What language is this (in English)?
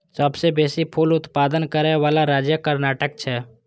Maithili